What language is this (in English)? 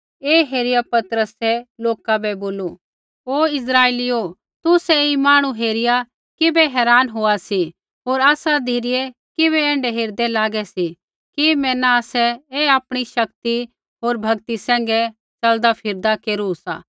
Kullu Pahari